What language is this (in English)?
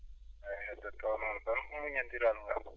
Fula